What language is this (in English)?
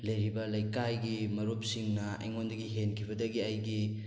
Manipuri